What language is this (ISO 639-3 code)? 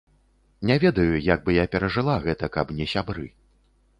bel